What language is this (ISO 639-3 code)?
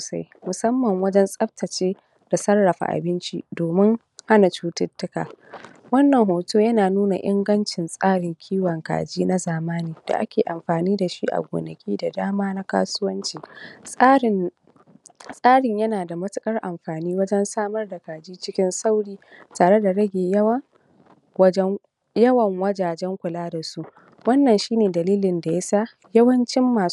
hau